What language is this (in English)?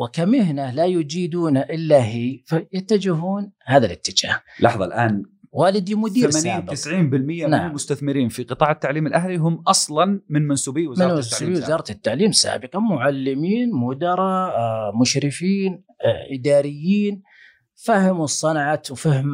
Arabic